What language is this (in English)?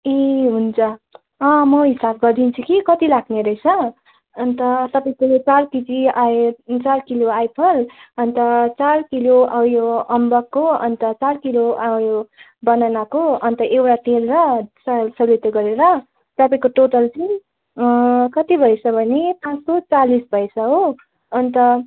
Nepali